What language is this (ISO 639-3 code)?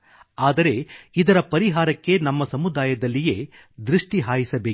kan